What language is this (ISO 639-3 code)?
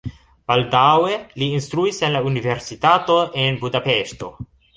epo